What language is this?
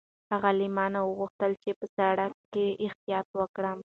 Pashto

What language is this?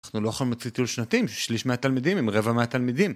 Hebrew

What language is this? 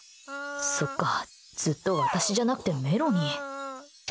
Japanese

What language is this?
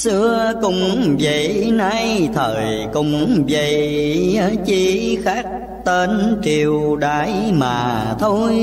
Vietnamese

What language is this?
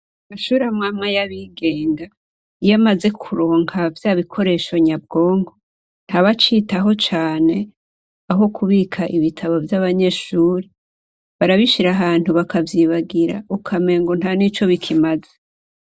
Rundi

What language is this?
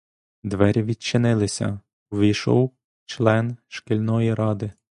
Ukrainian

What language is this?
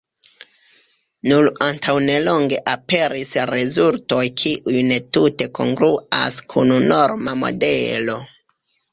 Esperanto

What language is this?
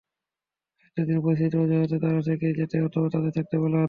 Bangla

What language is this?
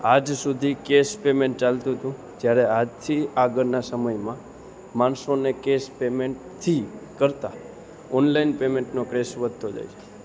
Gujarati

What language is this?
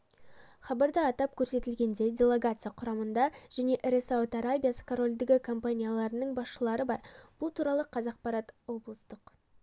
Kazakh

